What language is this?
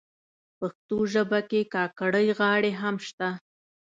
Pashto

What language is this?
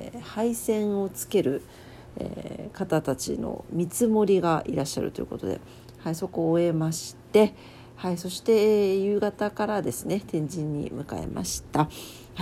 Japanese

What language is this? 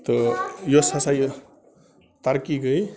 Kashmiri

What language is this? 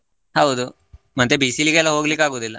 Kannada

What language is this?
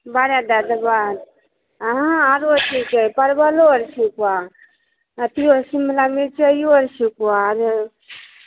Maithili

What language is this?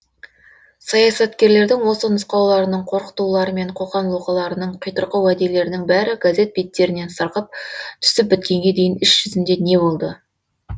Kazakh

